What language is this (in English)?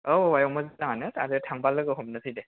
Bodo